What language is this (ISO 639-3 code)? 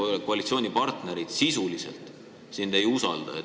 est